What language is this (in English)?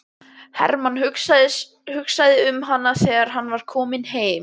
Icelandic